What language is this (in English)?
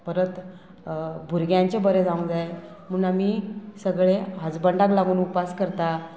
Konkani